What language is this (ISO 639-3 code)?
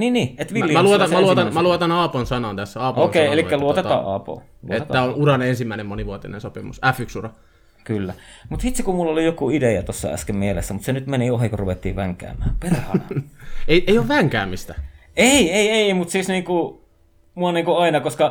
fin